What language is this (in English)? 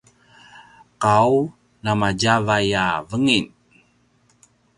Paiwan